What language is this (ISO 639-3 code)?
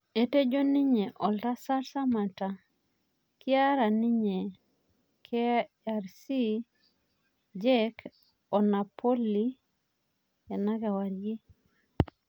mas